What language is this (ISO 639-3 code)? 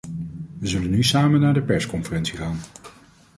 nld